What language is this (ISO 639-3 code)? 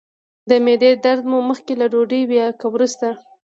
pus